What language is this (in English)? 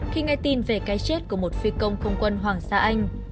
Vietnamese